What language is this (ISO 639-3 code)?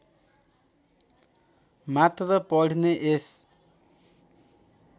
nep